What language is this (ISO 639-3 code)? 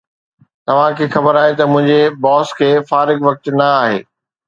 snd